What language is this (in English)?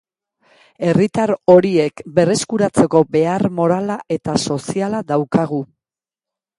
Basque